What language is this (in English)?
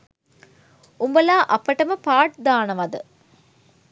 Sinhala